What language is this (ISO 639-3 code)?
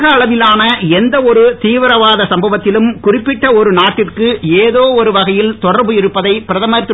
tam